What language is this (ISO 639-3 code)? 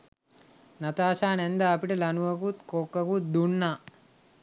sin